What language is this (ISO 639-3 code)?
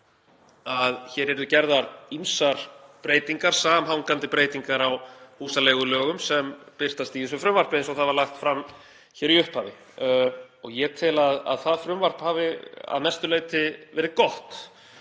isl